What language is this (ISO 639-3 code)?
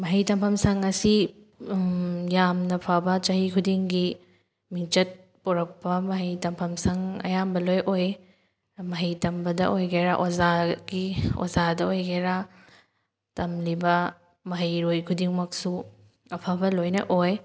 mni